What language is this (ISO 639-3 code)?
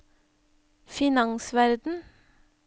nor